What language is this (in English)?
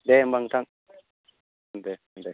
Bodo